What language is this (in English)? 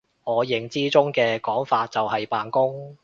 Cantonese